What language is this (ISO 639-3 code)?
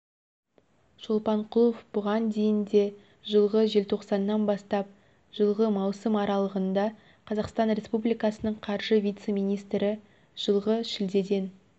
kaz